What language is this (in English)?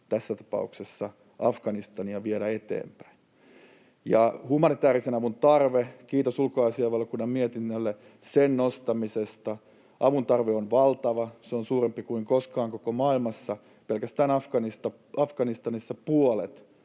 Finnish